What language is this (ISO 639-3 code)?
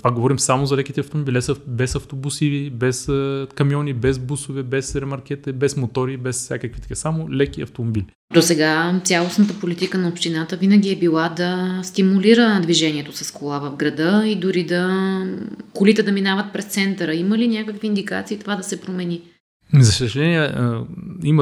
bul